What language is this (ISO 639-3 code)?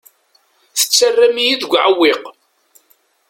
kab